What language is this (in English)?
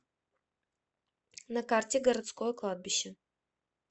Russian